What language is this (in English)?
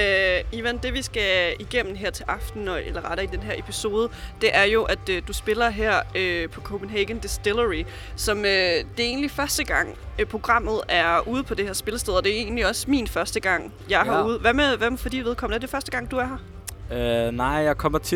Danish